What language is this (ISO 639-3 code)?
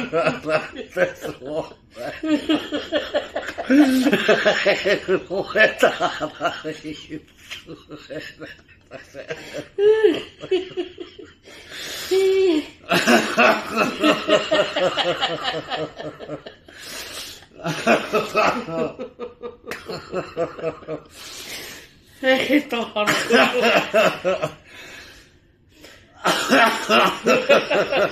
ara